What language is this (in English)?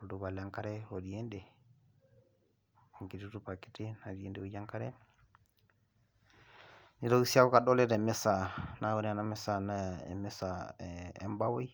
Masai